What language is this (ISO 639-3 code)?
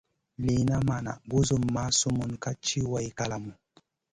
mcn